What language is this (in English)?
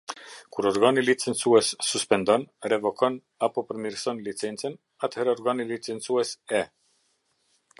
Albanian